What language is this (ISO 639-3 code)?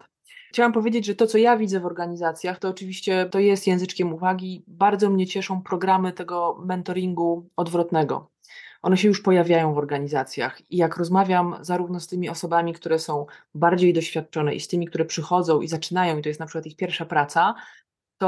pol